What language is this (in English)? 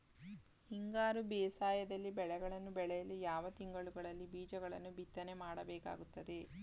Kannada